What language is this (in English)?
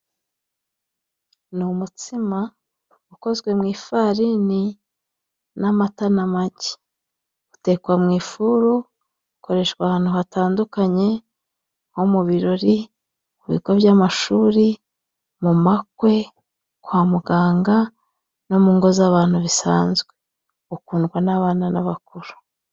Kinyarwanda